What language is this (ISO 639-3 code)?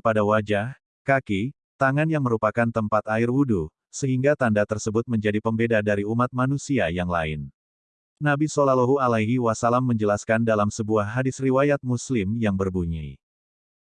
ind